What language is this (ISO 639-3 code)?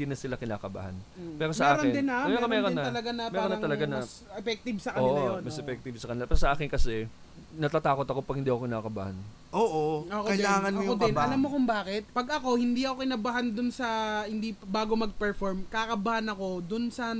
fil